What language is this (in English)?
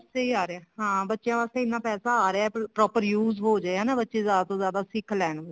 Punjabi